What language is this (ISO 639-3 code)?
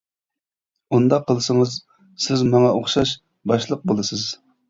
uig